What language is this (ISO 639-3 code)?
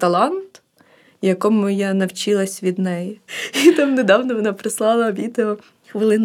ukr